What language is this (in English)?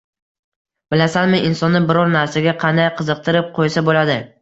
Uzbek